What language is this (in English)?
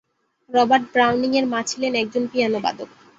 Bangla